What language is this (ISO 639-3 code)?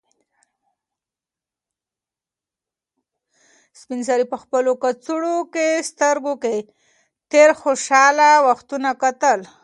pus